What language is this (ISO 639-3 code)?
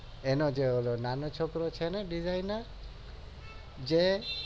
guj